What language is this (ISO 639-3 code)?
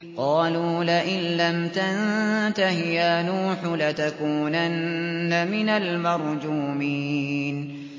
ara